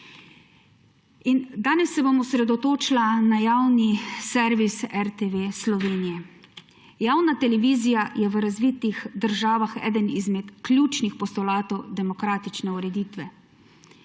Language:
Slovenian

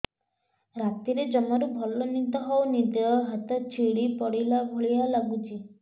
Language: Odia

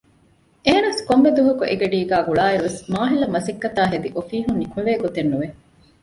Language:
Divehi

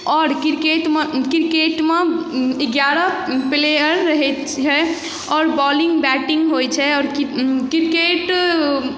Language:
Maithili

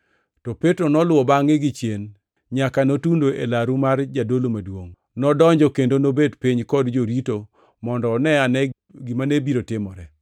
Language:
Luo (Kenya and Tanzania)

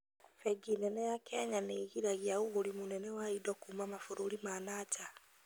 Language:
Kikuyu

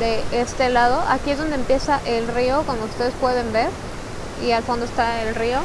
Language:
Spanish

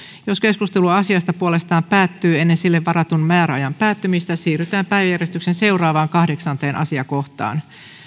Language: Finnish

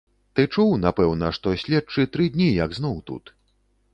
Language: Belarusian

